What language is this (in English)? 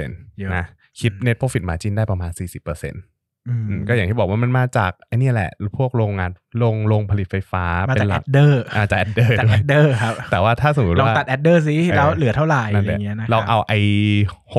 Thai